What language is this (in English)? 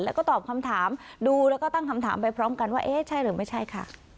Thai